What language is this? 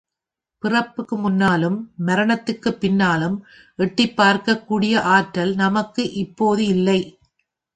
Tamil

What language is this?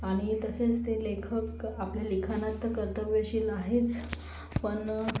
Marathi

